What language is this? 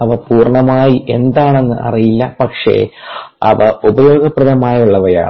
Malayalam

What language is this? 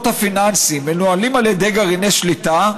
Hebrew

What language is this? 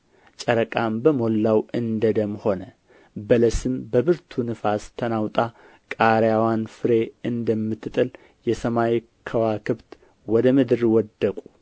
Amharic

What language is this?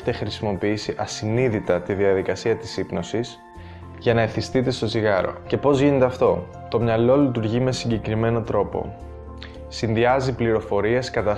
Greek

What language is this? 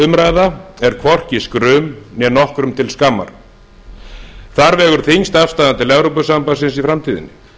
Icelandic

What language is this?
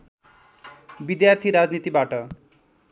Nepali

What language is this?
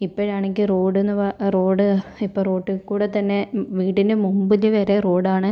Malayalam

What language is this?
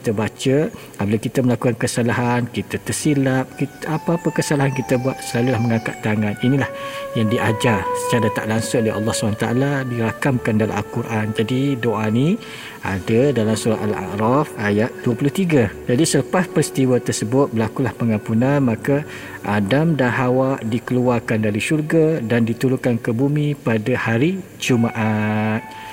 Malay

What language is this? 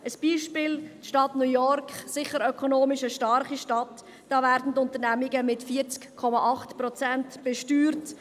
Swiss German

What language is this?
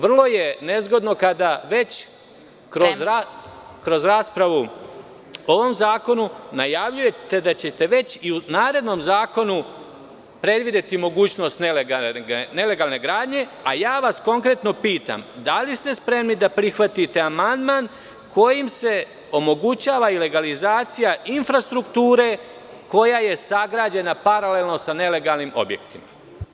Serbian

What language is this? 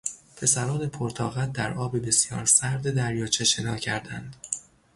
Persian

